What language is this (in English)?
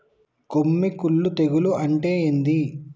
Telugu